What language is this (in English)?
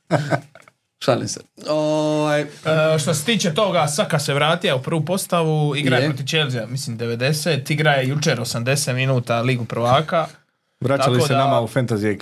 Croatian